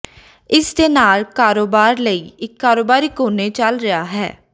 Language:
Punjabi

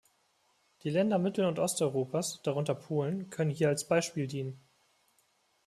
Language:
German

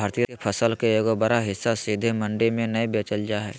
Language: Magahi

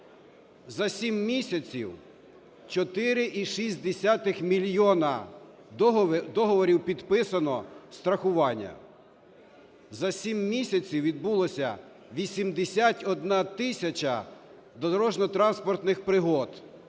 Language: Ukrainian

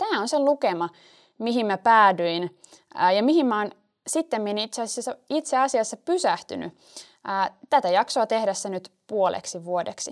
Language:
Finnish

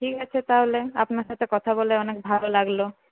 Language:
Bangla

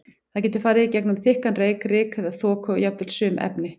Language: Icelandic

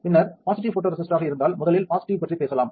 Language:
Tamil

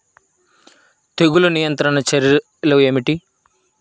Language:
Telugu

